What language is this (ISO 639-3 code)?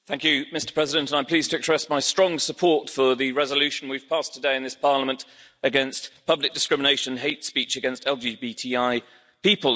eng